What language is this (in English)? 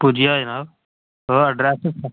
Dogri